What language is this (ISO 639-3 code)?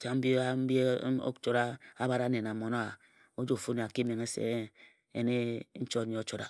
etu